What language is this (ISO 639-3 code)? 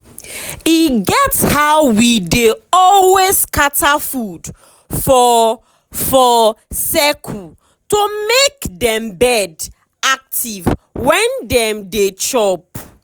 pcm